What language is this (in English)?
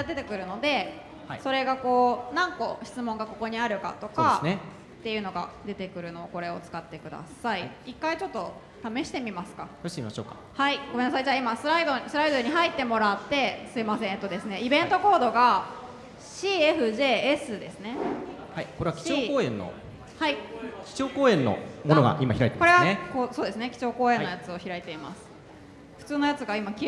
Japanese